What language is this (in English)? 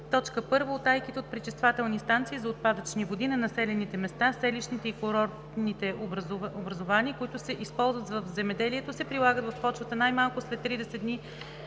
Bulgarian